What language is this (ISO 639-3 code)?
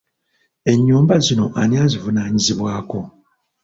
lug